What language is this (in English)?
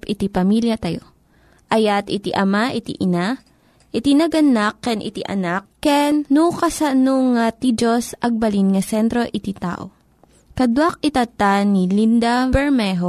Filipino